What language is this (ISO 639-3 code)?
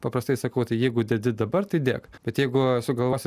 lit